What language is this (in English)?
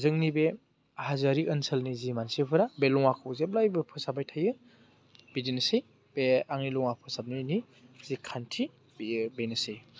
Bodo